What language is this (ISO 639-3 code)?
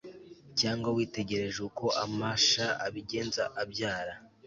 kin